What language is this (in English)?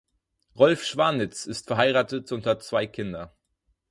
German